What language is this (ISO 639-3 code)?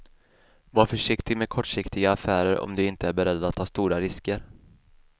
swe